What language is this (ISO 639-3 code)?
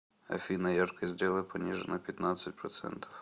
rus